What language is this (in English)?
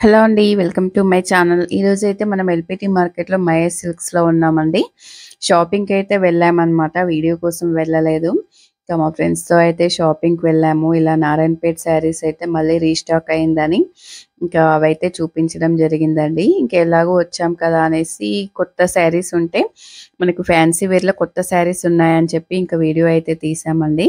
Telugu